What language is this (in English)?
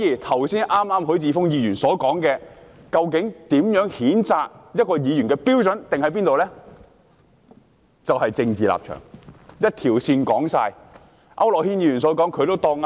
Cantonese